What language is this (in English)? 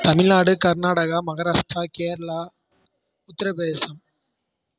Tamil